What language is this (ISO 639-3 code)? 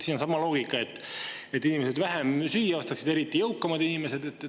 est